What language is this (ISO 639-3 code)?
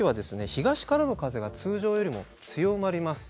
jpn